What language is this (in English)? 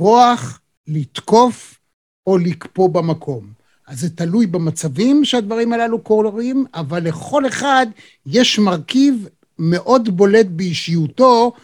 Hebrew